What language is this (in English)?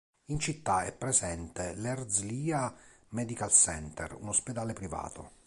Italian